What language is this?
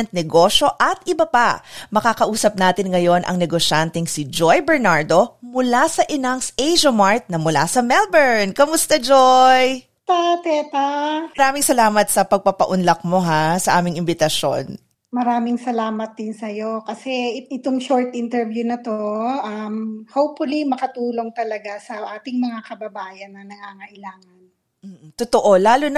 Filipino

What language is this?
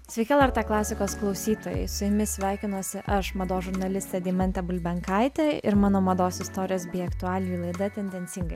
Lithuanian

